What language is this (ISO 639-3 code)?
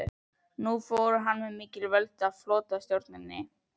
isl